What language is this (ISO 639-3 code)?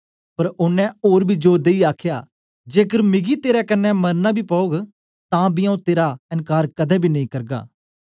doi